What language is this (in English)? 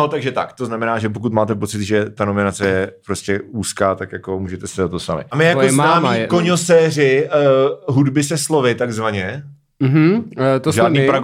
Czech